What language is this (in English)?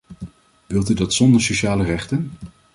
Dutch